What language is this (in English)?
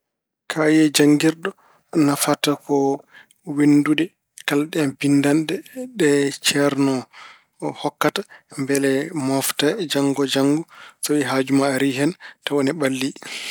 Fula